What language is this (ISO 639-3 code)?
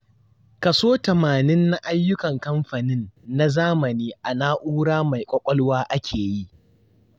hau